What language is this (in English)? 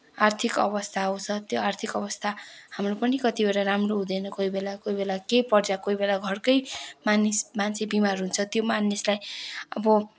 Nepali